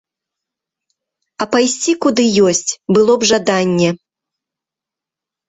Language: Belarusian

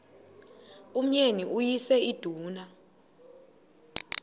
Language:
Xhosa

